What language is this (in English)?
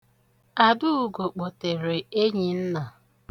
Igbo